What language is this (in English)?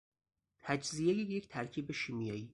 Persian